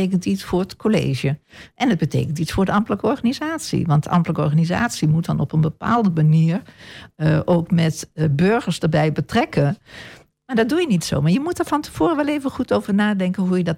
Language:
Dutch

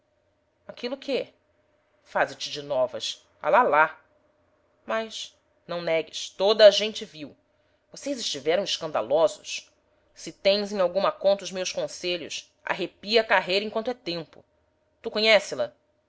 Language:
Portuguese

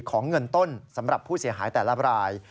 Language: Thai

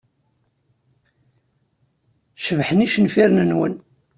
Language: Kabyle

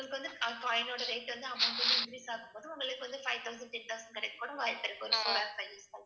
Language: Tamil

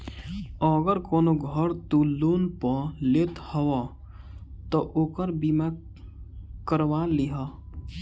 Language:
Bhojpuri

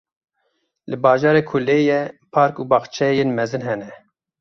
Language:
Kurdish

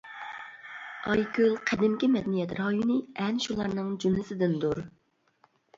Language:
Uyghur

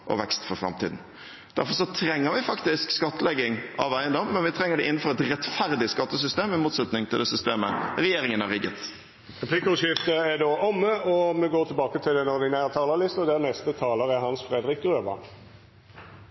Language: Norwegian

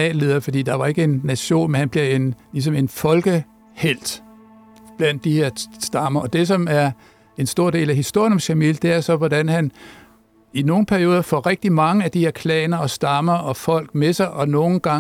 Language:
Danish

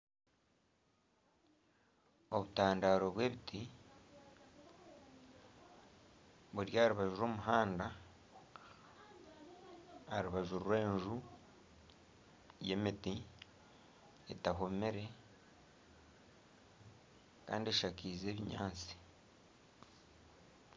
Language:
Nyankole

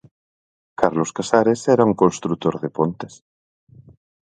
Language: Galician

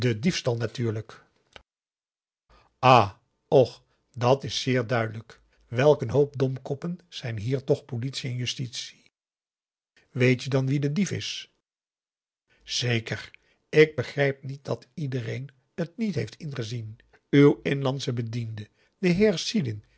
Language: Dutch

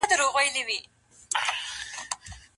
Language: Pashto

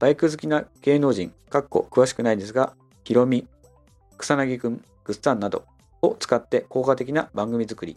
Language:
Japanese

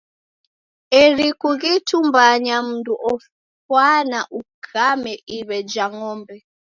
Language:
Taita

